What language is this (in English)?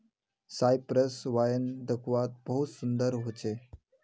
Magahi